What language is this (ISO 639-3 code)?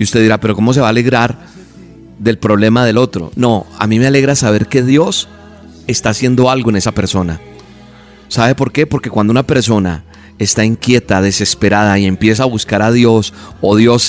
spa